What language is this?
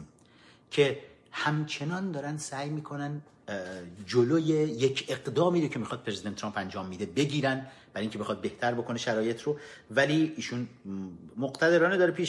Persian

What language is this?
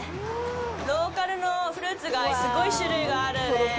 Japanese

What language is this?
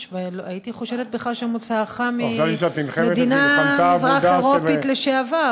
Hebrew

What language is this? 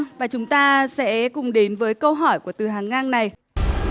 Vietnamese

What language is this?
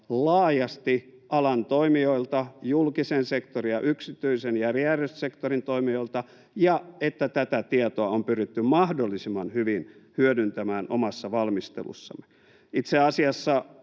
Finnish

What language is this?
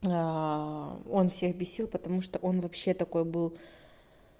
Russian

